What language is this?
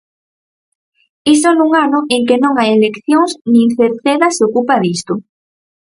Galician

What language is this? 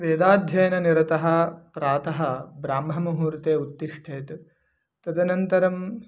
Sanskrit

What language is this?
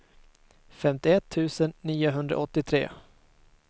Swedish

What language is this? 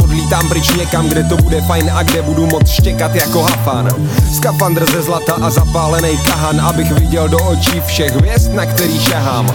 Czech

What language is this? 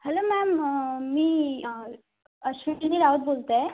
Marathi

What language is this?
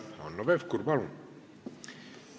Estonian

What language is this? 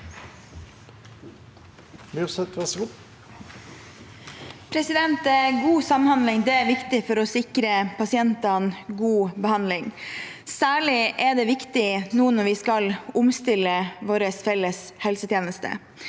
Norwegian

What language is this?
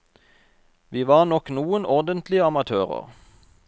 Norwegian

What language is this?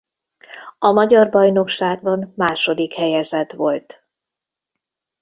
Hungarian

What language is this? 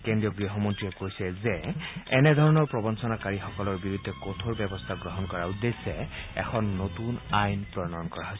Assamese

